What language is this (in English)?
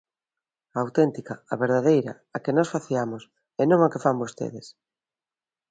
Galician